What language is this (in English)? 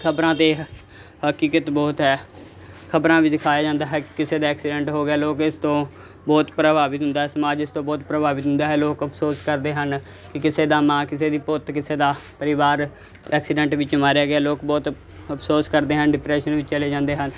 Punjabi